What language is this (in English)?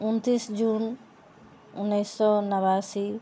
Maithili